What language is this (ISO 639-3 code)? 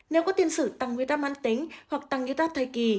vie